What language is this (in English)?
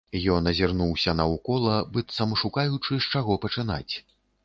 Belarusian